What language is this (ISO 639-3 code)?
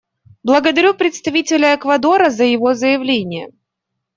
rus